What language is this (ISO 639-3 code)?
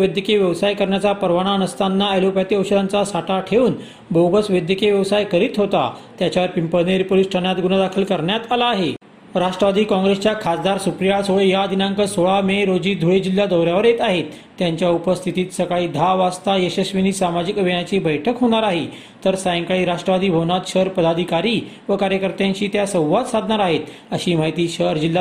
mar